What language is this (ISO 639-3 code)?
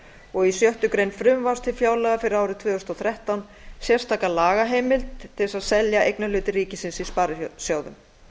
isl